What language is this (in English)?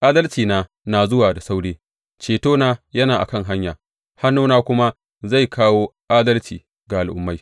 Hausa